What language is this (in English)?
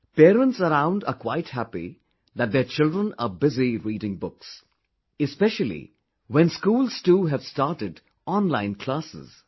English